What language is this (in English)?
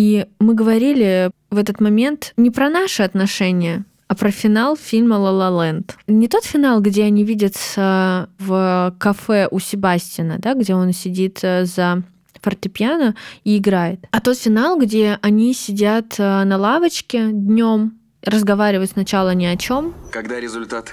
Russian